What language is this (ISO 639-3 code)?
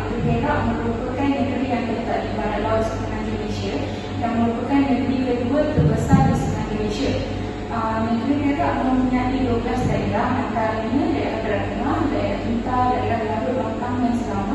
msa